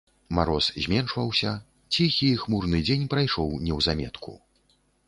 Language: Belarusian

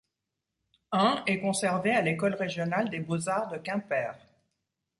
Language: French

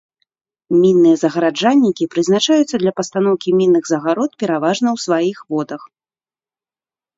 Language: Belarusian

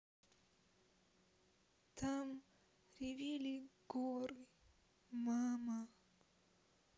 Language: Russian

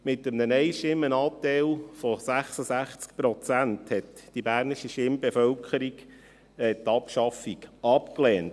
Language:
Swiss German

